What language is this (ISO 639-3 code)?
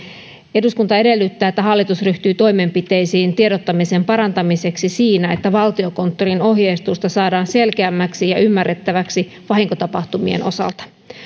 fin